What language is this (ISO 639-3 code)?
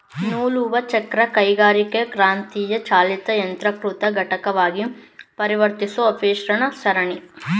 kan